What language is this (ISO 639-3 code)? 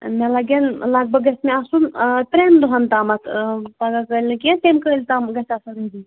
kas